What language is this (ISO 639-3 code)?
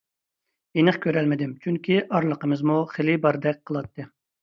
uig